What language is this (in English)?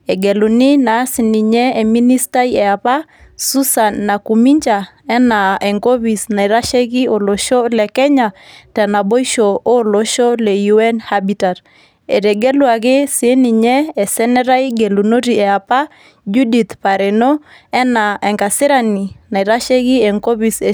Masai